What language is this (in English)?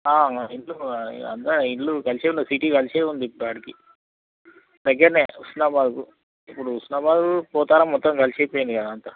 Telugu